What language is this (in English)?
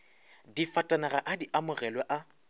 Northern Sotho